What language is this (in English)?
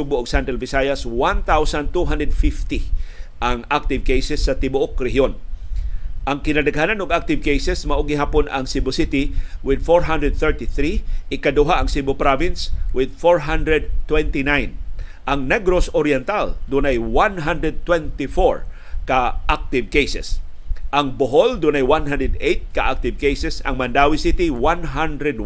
Filipino